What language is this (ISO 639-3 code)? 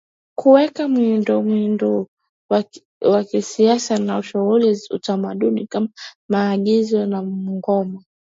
swa